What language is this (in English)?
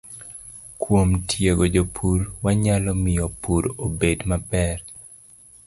Luo (Kenya and Tanzania)